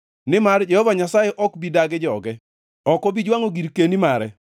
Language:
Luo (Kenya and Tanzania)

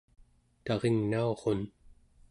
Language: Central Yupik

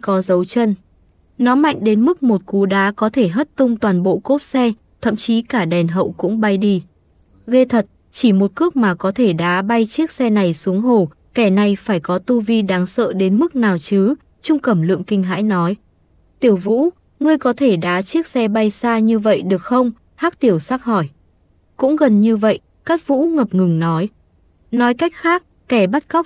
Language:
Vietnamese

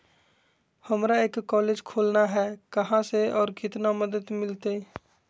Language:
Magahi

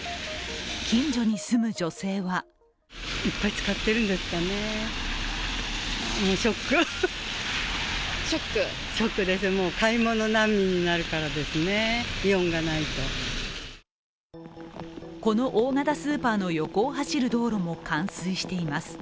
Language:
Japanese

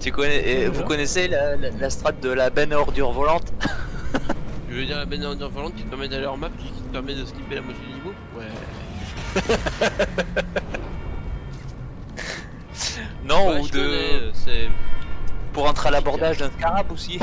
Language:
French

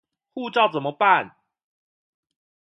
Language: Chinese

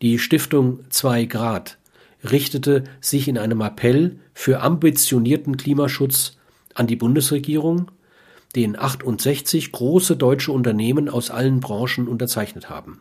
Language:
German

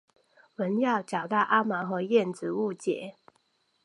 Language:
Chinese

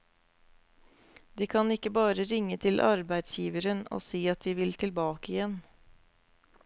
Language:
Norwegian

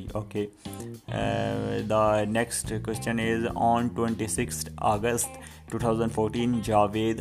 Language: Urdu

